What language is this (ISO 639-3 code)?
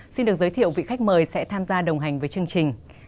vie